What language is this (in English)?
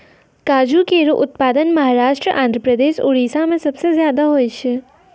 Maithili